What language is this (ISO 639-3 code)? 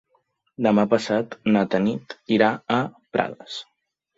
cat